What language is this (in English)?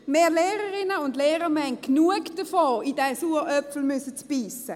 Swiss German